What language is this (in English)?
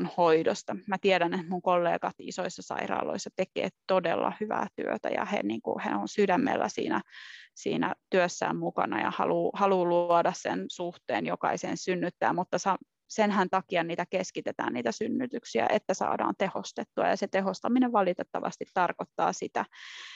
Finnish